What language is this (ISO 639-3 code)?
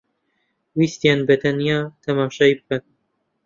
ckb